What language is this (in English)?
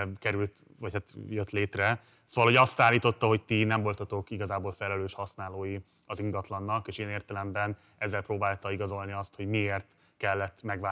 Hungarian